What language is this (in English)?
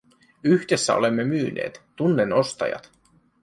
Finnish